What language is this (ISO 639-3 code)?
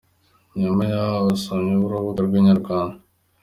kin